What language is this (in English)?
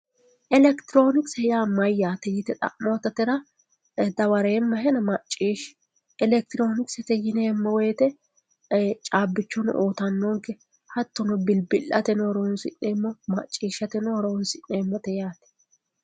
Sidamo